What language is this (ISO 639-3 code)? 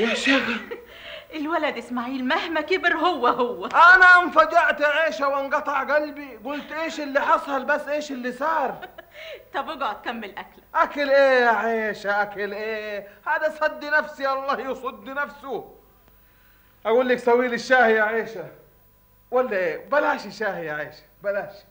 ara